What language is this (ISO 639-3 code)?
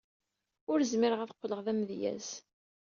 kab